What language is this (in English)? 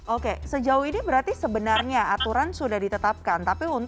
Indonesian